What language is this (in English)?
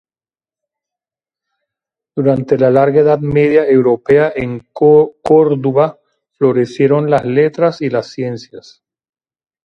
Spanish